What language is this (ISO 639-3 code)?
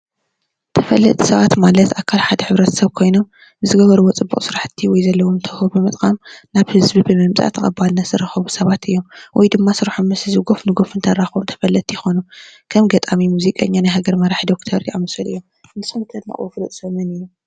tir